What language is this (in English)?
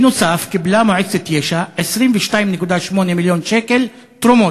Hebrew